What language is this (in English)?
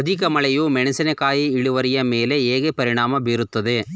Kannada